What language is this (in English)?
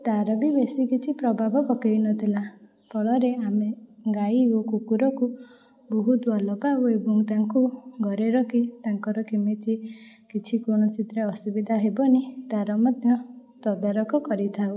Odia